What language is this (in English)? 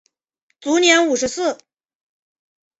Chinese